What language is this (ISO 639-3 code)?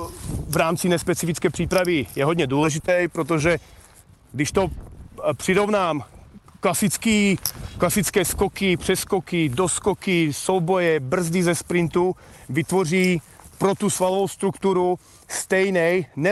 ces